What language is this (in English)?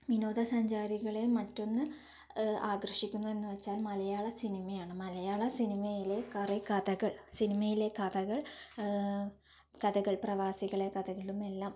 Malayalam